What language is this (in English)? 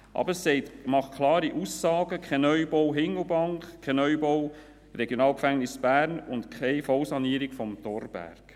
Swiss German